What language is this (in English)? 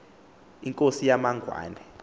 Xhosa